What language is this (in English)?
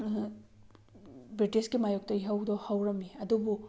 Manipuri